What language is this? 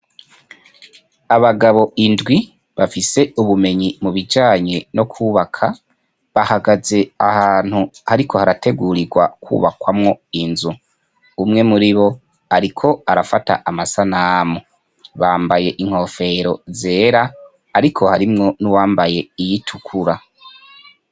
Rundi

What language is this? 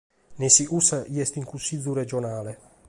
Sardinian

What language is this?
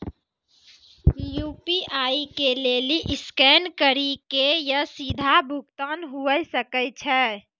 Maithili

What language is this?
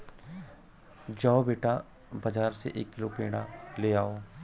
Hindi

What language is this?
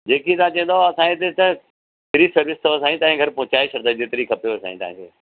Sindhi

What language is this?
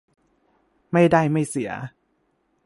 Thai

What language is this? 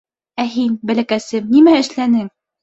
Bashkir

